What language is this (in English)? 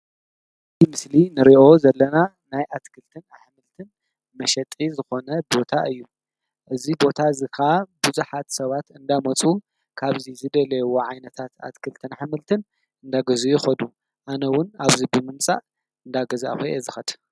Tigrinya